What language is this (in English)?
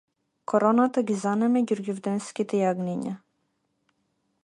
Macedonian